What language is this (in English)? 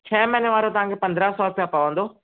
Sindhi